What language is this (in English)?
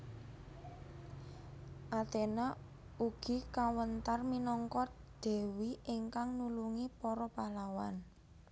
Javanese